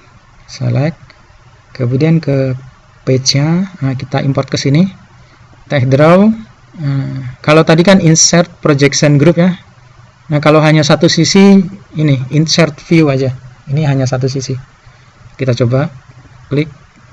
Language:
Indonesian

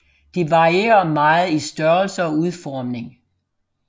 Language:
Danish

